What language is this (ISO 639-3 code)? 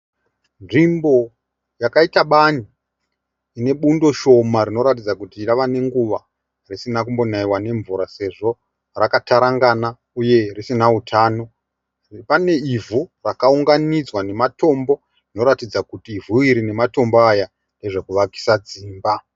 sna